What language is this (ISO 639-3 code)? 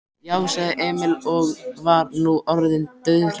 isl